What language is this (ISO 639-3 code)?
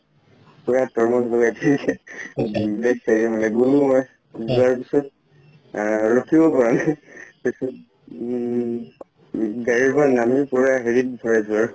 asm